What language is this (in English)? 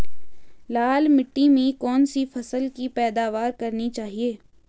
Hindi